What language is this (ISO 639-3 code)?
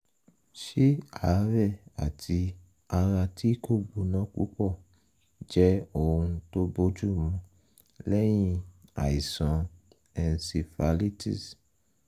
yor